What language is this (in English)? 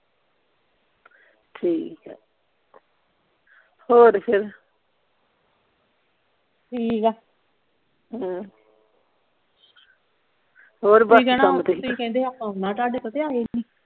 Punjabi